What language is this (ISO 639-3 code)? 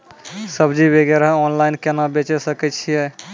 mai